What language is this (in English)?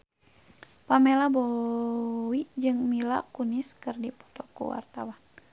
Sundanese